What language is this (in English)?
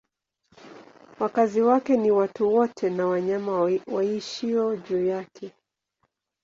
Swahili